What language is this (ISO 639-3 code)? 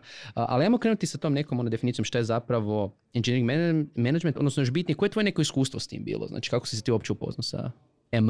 hrv